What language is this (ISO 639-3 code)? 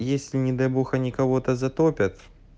rus